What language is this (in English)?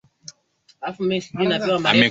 Swahili